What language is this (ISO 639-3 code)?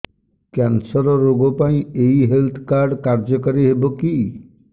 ori